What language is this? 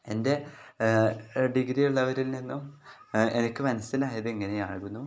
Malayalam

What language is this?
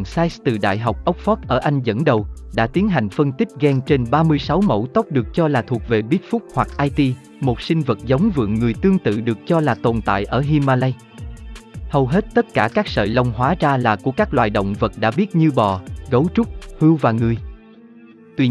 Vietnamese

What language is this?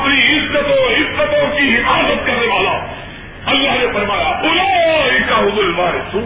Urdu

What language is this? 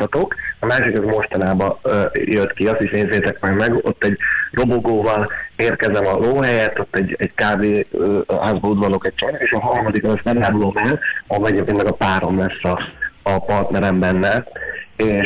Hungarian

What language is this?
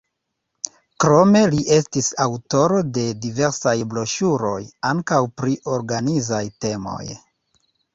Esperanto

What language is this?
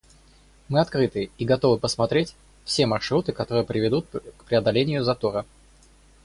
Russian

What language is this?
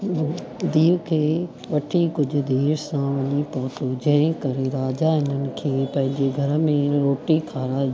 Sindhi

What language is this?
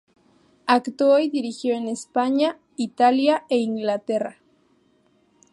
Spanish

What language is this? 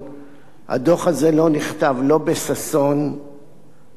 Hebrew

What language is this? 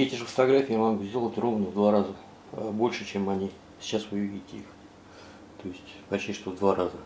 Russian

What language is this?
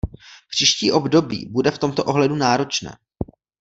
Czech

